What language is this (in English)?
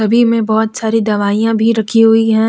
Hindi